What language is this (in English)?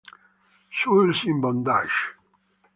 Italian